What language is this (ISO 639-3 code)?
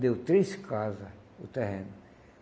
por